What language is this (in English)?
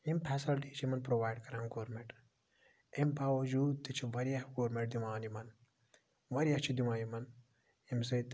Kashmiri